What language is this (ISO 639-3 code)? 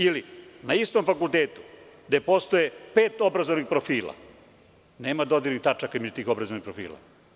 srp